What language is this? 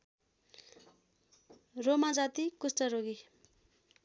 Nepali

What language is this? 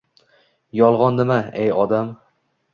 Uzbek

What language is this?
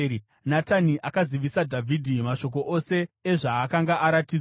Shona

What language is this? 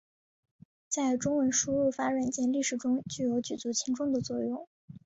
Chinese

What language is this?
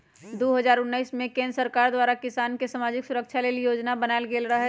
Magahi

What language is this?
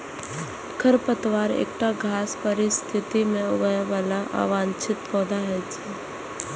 Maithili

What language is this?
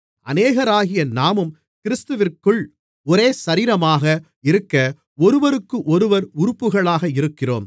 Tamil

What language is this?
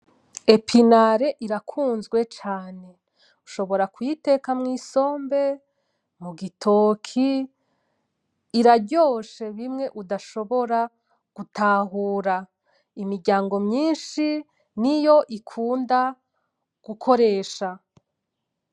Rundi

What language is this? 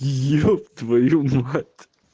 Russian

